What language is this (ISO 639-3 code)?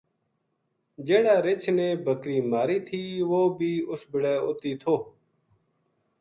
gju